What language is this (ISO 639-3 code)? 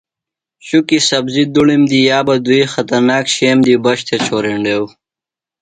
phl